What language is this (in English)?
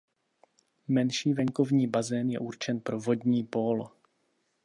Czech